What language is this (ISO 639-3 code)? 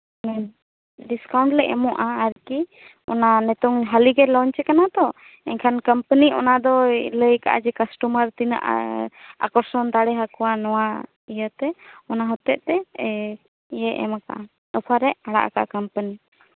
sat